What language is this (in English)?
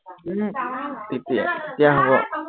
Assamese